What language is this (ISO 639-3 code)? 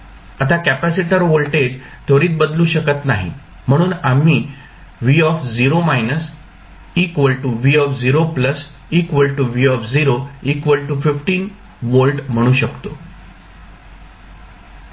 mar